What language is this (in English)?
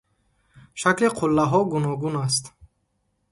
Tajik